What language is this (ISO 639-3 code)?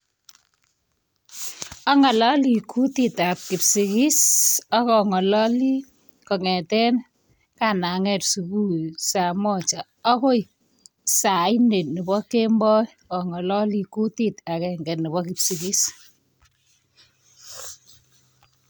kln